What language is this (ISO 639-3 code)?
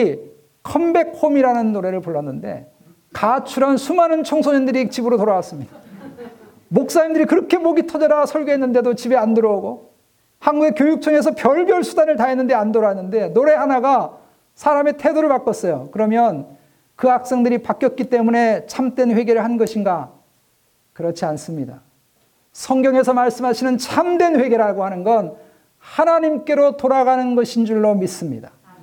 kor